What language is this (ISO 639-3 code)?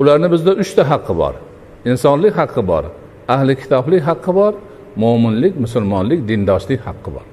tur